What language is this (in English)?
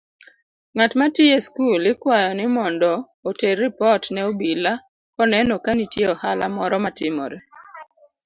Luo (Kenya and Tanzania)